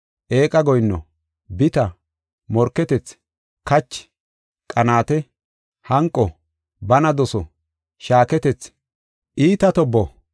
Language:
Gofa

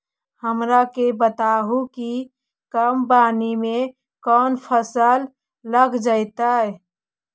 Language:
Magahi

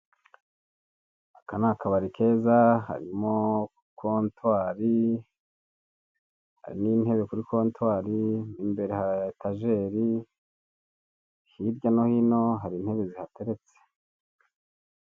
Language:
Kinyarwanda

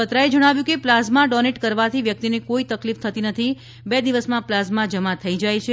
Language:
Gujarati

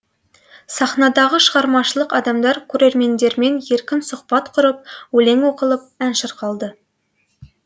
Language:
Kazakh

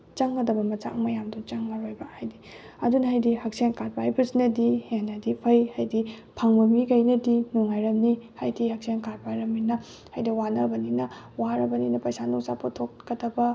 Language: Manipuri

